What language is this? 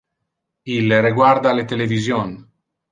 Interlingua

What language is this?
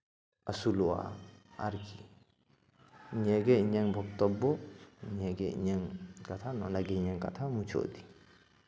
Santali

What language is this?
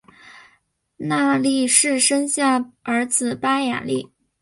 Chinese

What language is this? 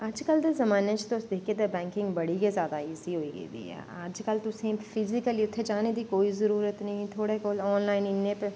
Dogri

